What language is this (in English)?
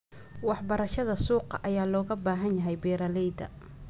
Somali